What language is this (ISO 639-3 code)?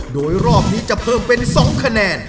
tha